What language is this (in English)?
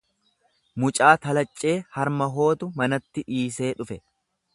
Oromo